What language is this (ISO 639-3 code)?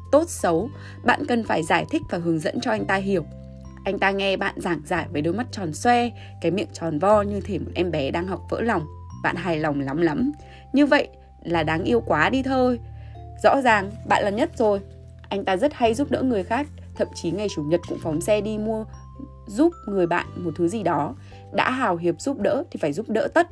vie